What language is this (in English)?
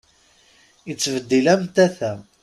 Kabyle